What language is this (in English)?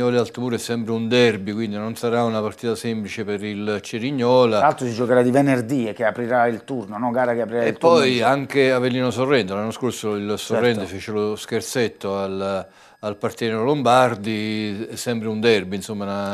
Italian